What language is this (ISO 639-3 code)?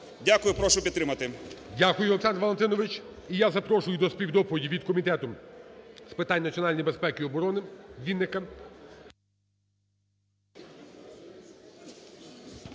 ukr